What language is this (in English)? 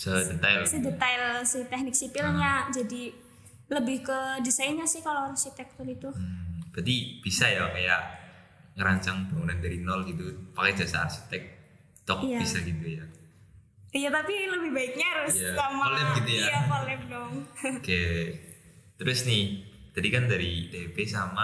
Indonesian